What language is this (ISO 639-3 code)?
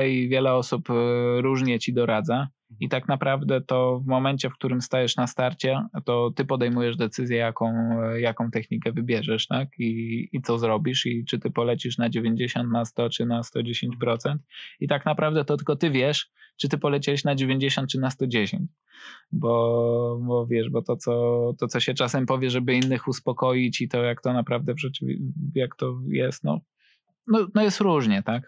pol